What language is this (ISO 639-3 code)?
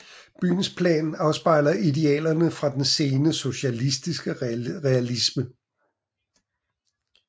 dan